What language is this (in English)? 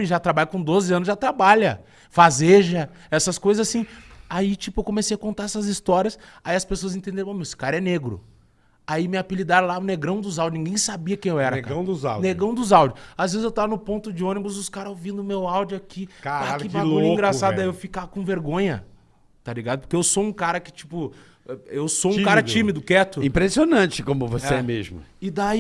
Portuguese